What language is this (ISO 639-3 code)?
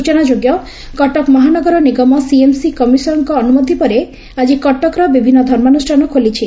ori